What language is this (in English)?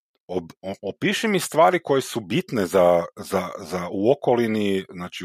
Croatian